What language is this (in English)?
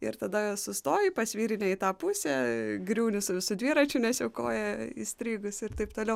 Lithuanian